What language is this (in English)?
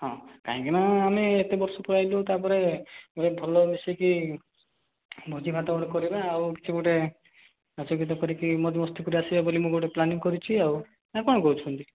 Odia